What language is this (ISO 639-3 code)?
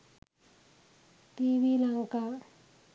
sin